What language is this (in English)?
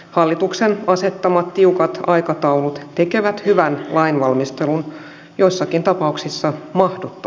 Finnish